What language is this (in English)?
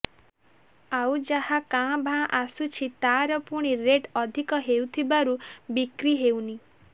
Odia